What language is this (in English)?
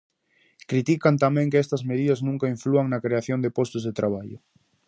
Galician